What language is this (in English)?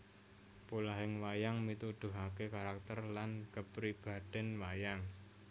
Javanese